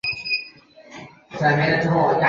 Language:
Chinese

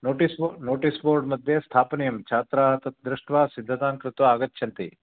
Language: Sanskrit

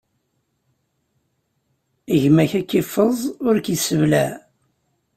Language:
Kabyle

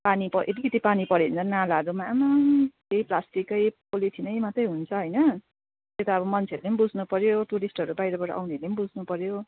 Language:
Nepali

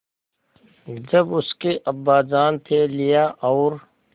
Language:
Hindi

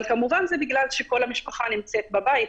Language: Hebrew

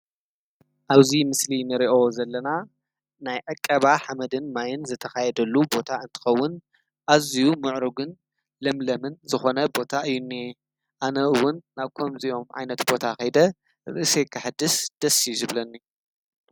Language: Tigrinya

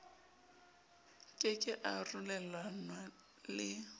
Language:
Southern Sotho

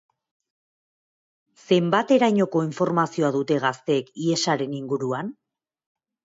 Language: Basque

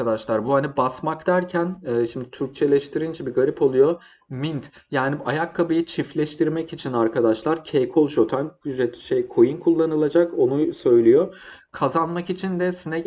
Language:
Turkish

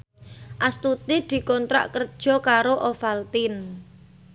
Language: Javanese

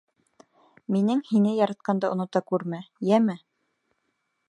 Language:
Bashkir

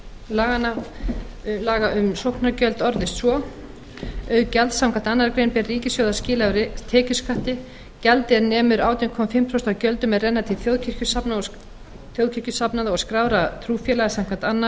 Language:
Icelandic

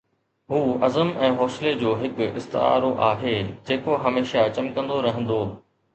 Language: Sindhi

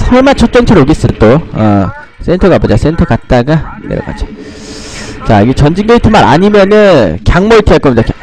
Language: Korean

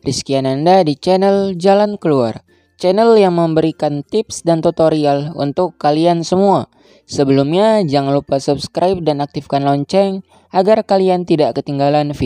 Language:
Indonesian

